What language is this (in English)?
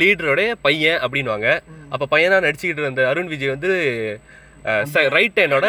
Tamil